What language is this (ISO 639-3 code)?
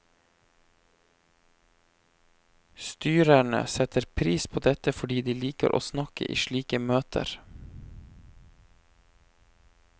nor